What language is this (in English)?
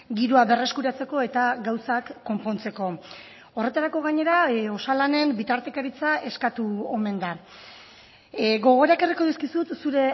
Basque